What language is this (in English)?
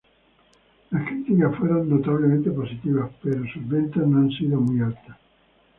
Spanish